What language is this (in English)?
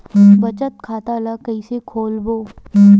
Chhattisgarhi